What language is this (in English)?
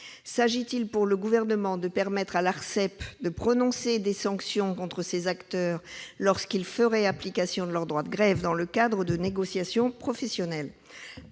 French